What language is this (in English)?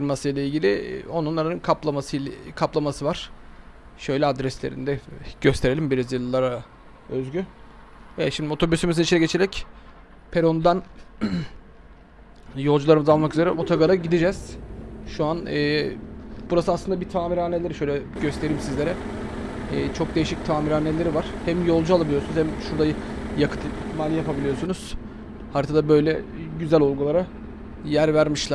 Turkish